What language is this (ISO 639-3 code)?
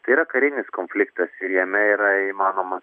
lit